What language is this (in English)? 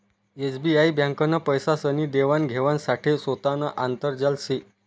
Marathi